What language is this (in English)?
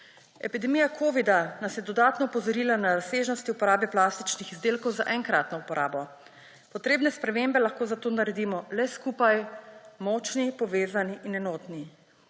Slovenian